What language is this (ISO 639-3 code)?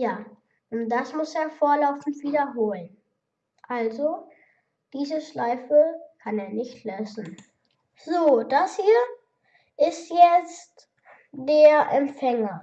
deu